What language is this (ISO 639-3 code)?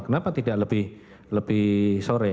ind